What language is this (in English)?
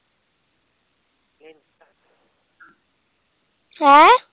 Punjabi